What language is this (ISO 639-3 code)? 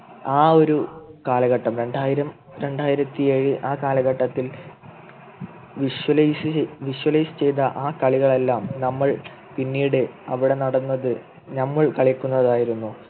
mal